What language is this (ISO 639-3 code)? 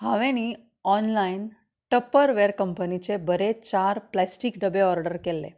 kok